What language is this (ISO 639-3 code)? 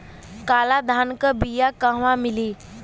bho